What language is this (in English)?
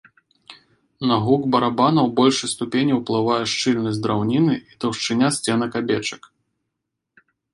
Belarusian